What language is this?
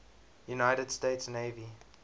English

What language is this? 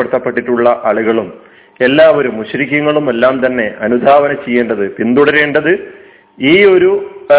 Malayalam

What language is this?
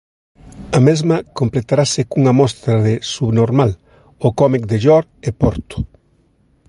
Galician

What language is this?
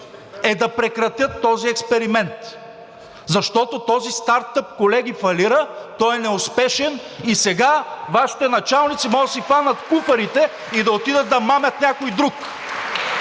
Bulgarian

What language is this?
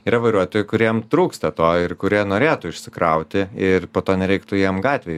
Lithuanian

